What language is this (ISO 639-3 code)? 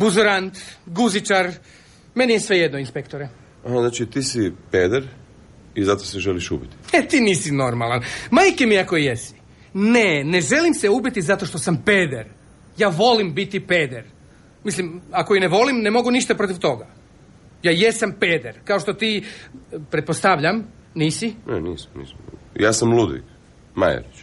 hrv